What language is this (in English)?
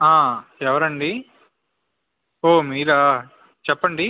Telugu